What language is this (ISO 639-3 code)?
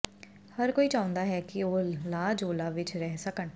pan